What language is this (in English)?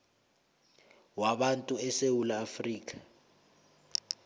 South Ndebele